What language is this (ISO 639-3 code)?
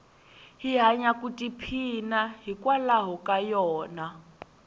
tso